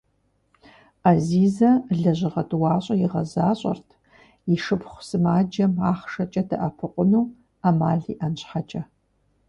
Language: Kabardian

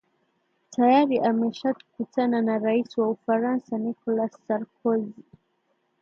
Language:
Swahili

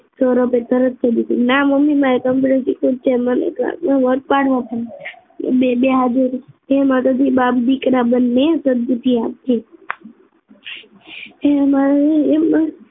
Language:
Gujarati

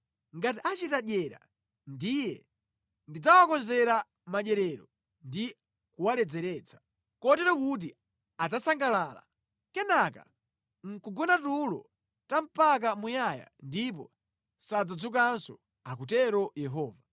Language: Nyanja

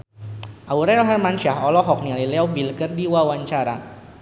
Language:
Sundanese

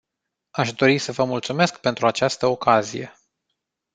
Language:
Romanian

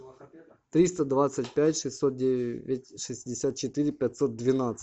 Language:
Russian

